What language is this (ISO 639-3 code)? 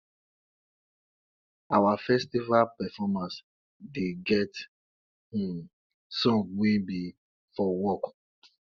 pcm